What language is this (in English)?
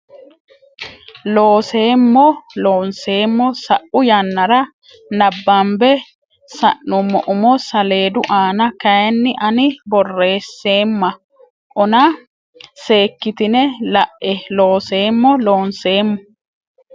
Sidamo